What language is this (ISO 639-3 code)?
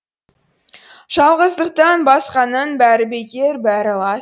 kaz